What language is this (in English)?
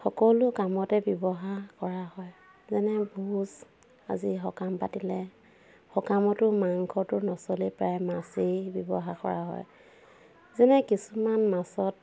Assamese